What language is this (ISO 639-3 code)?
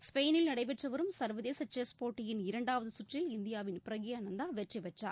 tam